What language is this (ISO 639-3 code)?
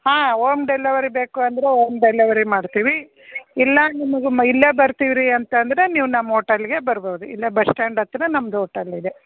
kan